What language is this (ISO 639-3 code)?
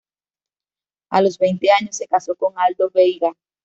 spa